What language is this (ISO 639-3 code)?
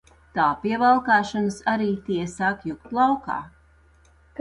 lav